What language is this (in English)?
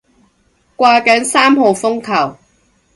Cantonese